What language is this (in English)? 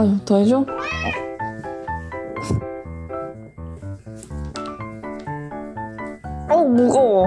Korean